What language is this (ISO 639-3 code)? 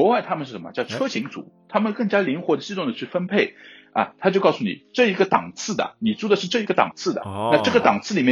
zho